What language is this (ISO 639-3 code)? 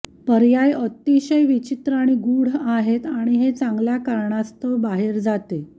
mar